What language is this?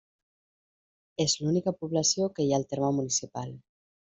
Catalan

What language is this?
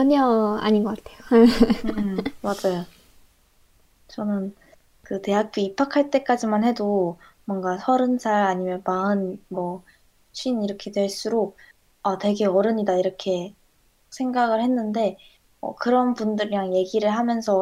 Korean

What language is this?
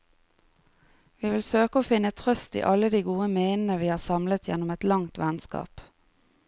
Norwegian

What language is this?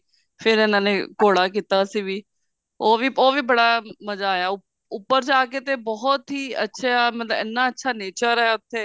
Punjabi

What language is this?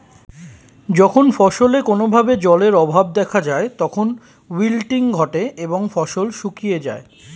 Bangla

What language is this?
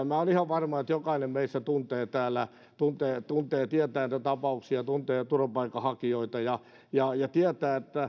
Finnish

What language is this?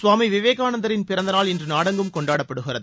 Tamil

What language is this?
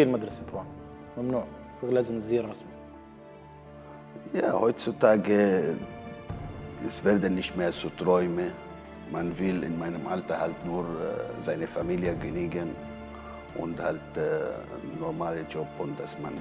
Arabic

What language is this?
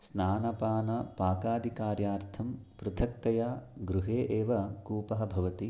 Sanskrit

